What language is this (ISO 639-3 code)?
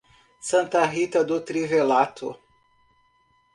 por